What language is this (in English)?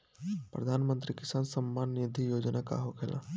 Bhojpuri